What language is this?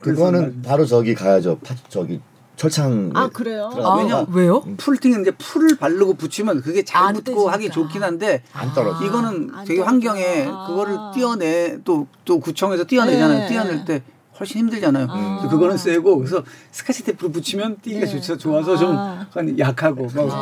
Korean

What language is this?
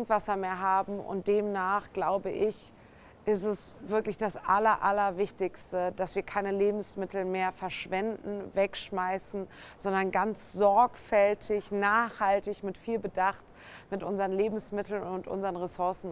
German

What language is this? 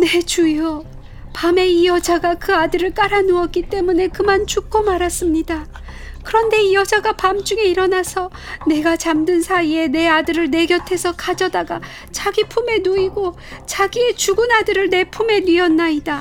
Korean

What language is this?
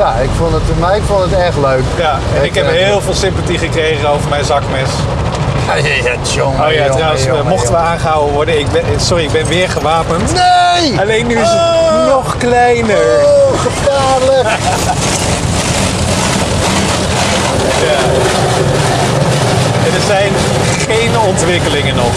Dutch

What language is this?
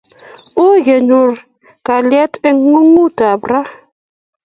Kalenjin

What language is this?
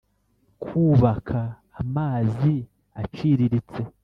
Kinyarwanda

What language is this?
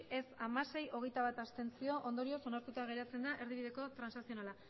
Basque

